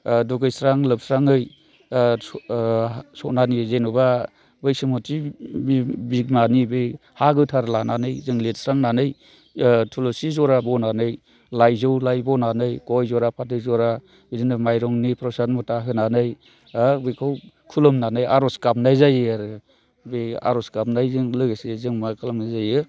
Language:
Bodo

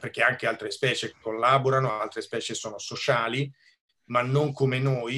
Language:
Italian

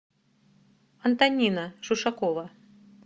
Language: Russian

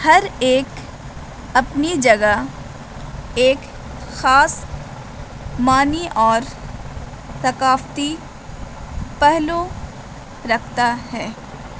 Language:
Urdu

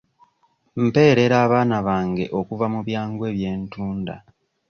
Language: Ganda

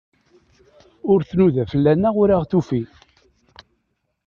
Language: Kabyle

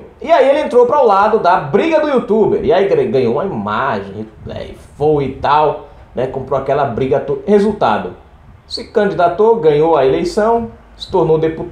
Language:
Portuguese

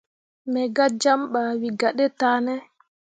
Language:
Mundang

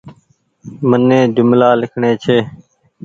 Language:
Goaria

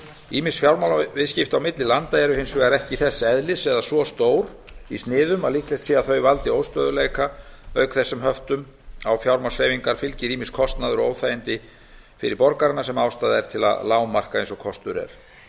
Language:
Icelandic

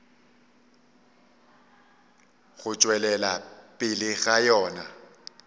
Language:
Northern Sotho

